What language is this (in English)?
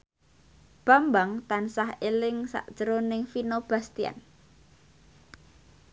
Javanese